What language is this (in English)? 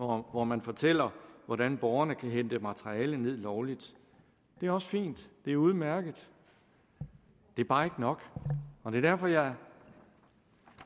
Danish